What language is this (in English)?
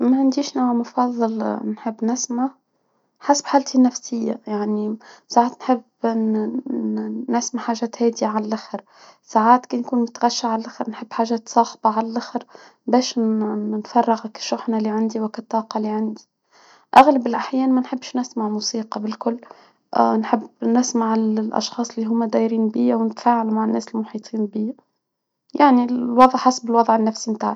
Tunisian Arabic